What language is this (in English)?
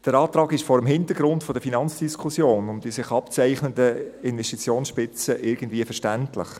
Swiss German